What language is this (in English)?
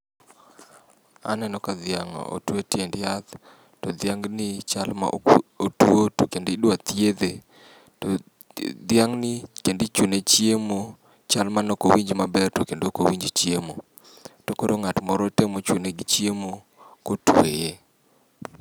Luo (Kenya and Tanzania)